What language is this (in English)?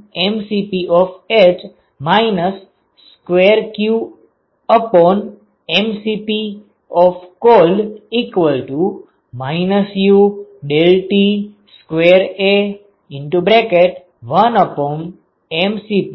Gujarati